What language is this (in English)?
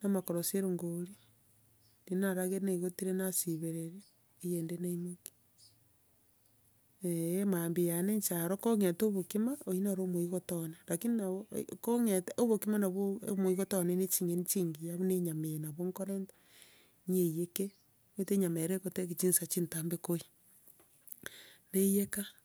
Gusii